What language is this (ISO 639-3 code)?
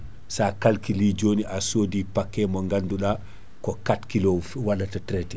ful